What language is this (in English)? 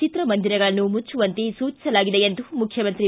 Kannada